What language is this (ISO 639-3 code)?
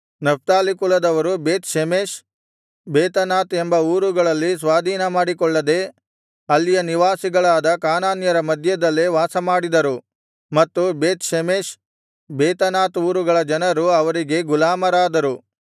kan